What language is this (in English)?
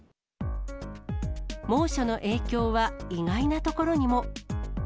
Japanese